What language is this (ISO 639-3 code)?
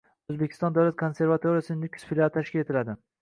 uzb